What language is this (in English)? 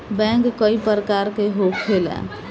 Bhojpuri